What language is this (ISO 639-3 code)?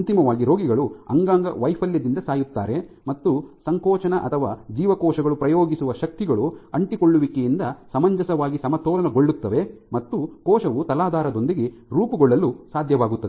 kan